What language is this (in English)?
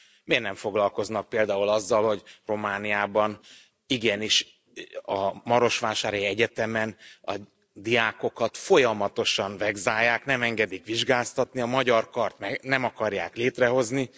Hungarian